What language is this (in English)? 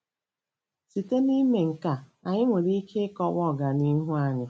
Igbo